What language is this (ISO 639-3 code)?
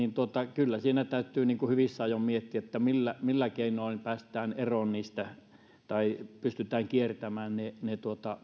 fin